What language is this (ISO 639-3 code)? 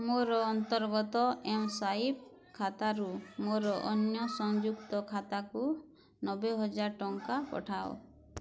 ori